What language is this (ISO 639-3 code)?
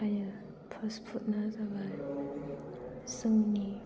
brx